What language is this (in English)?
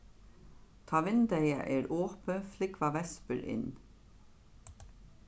Faroese